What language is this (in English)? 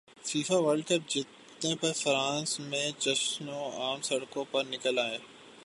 Urdu